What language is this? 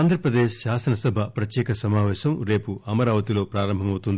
Telugu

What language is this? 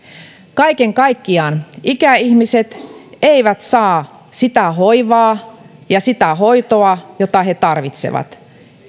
Finnish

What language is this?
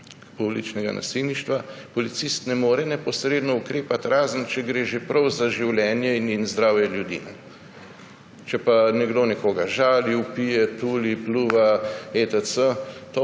Slovenian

